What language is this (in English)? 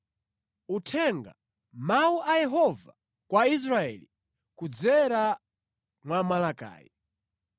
Nyanja